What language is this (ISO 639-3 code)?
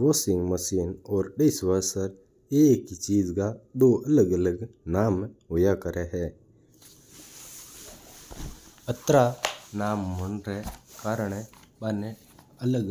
mtr